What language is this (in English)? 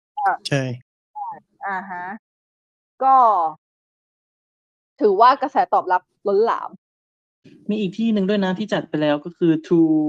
Thai